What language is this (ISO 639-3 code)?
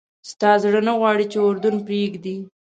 pus